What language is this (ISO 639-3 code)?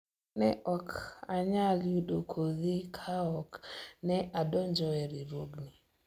luo